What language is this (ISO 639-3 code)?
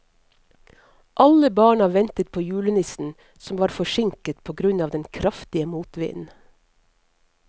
nor